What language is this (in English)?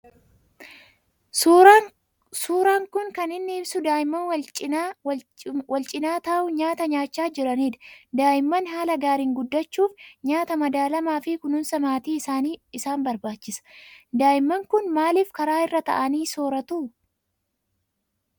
Oromo